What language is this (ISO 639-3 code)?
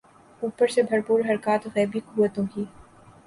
urd